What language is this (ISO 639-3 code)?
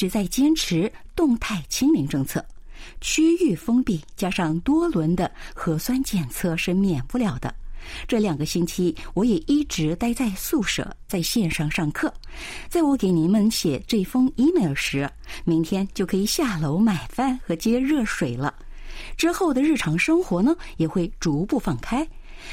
zho